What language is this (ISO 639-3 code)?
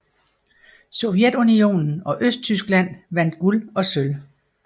dan